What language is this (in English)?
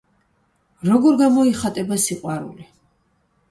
Georgian